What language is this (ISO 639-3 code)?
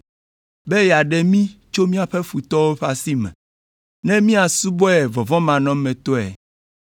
ewe